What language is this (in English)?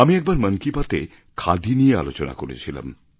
Bangla